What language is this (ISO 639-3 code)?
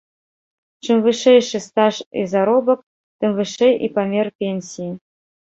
bel